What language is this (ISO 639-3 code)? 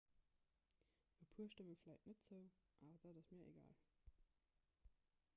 ltz